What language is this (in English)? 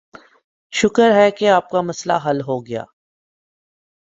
Urdu